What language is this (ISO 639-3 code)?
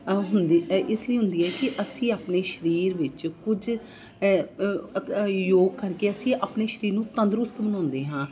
pan